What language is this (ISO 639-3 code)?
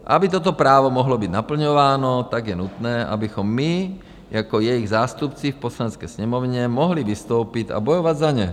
ces